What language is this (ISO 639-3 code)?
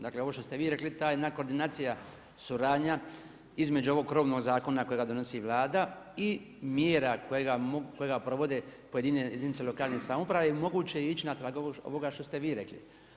hrv